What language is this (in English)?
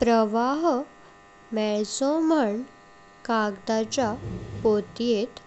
Konkani